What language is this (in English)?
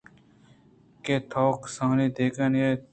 Eastern Balochi